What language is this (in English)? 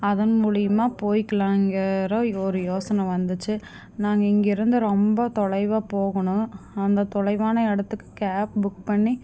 Tamil